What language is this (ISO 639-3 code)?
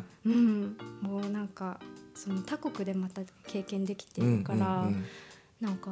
jpn